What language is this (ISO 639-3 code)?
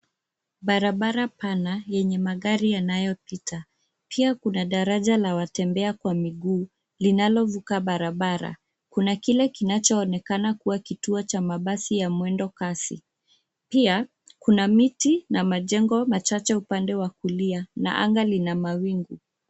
swa